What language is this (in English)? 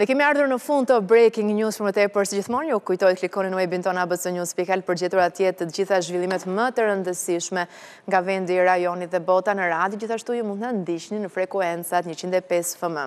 Romanian